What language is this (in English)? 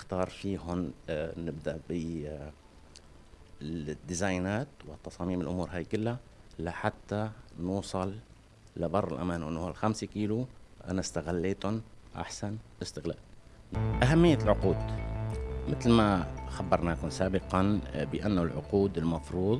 Arabic